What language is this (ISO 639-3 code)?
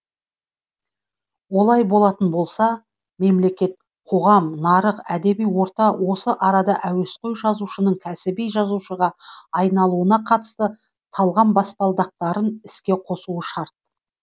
kaz